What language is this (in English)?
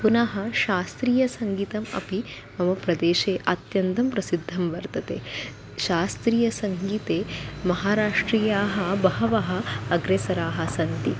Sanskrit